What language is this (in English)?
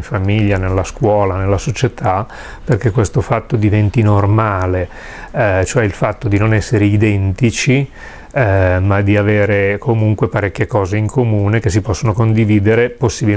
Italian